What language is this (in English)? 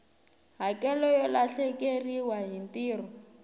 Tsonga